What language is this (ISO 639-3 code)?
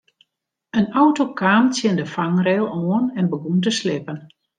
fry